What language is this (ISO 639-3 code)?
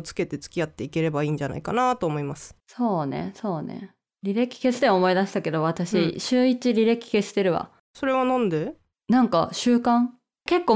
jpn